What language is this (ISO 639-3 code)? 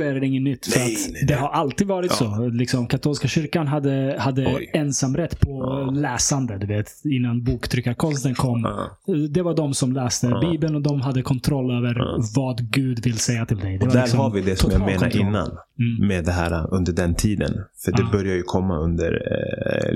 swe